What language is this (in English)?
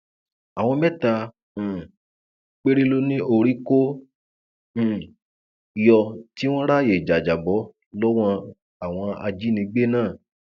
Yoruba